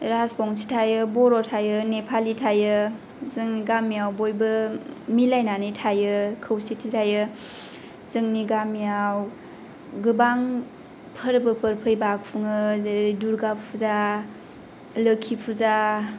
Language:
Bodo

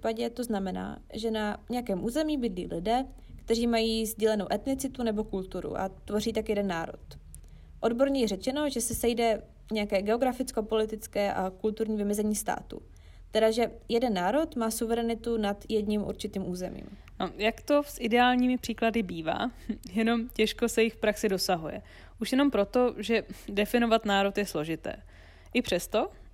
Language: Czech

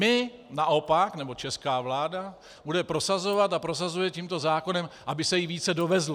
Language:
Czech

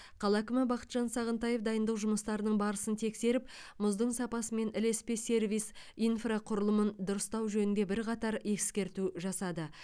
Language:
Kazakh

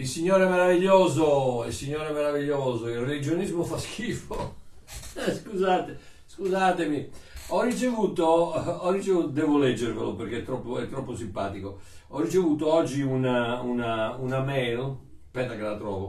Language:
Italian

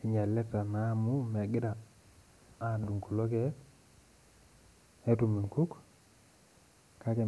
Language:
Masai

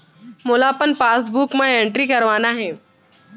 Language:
Chhattisgarhi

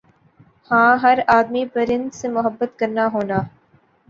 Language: Urdu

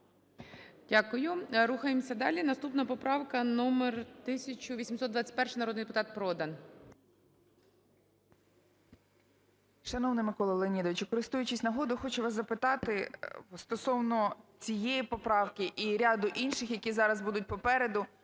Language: Ukrainian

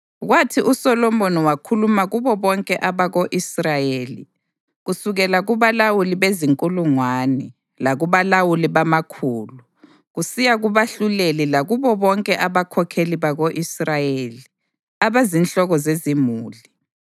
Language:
North Ndebele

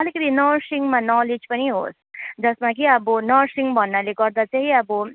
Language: Nepali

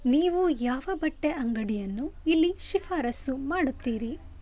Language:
Kannada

